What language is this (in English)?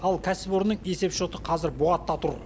Kazakh